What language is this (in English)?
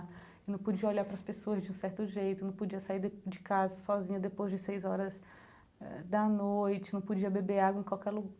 Portuguese